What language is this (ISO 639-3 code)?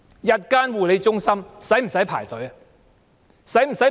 yue